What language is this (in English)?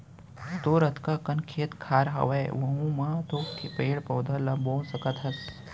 Chhattisgarhi